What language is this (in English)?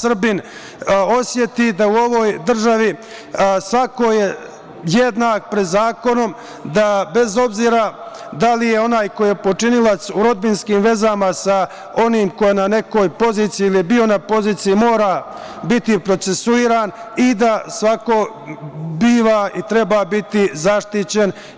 Serbian